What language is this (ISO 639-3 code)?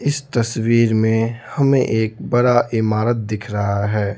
hin